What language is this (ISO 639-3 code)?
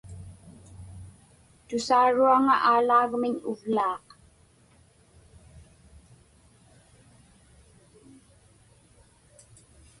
ipk